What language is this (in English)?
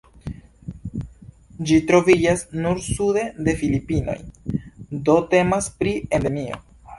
Esperanto